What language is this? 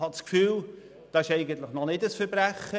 Swiss German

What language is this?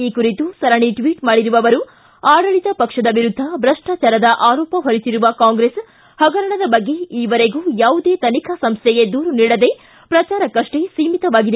Kannada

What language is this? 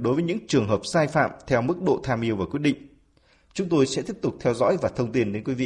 Vietnamese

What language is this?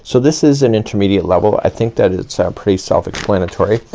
English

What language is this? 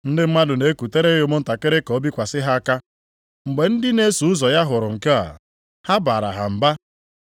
Igbo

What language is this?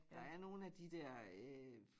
Danish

